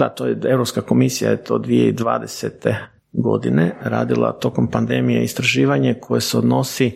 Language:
Croatian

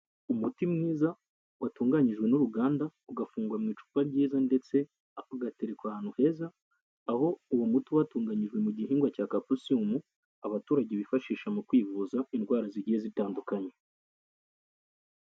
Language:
Kinyarwanda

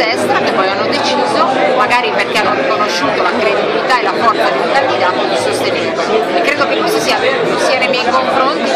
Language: Italian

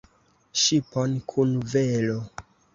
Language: Esperanto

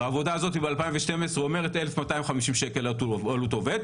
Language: Hebrew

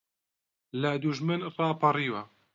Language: Central Kurdish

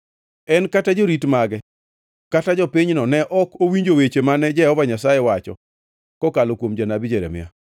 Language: Luo (Kenya and Tanzania)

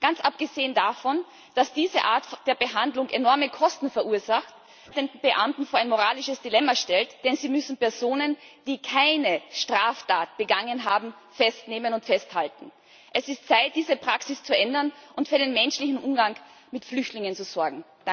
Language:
German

